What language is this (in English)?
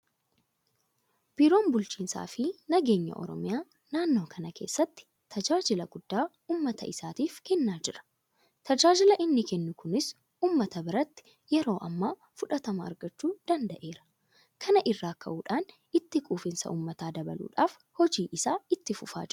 Oromo